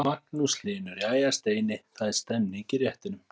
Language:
Icelandic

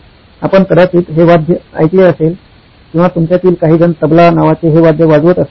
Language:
Marathi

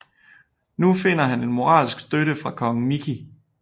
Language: Danish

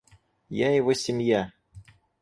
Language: Russian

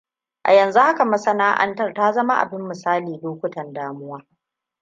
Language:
Hausa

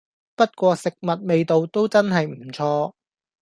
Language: Cantonese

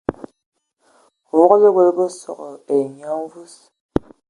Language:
Ewondo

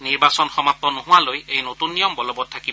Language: Assamese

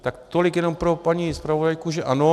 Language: Czech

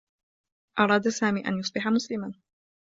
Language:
Arabic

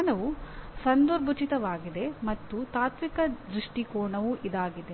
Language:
Kannada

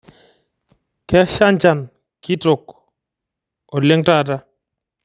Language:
Masai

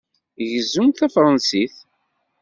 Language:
Kabyle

